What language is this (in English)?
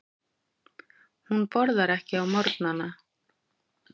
Icelandic